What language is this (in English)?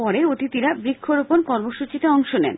Bangla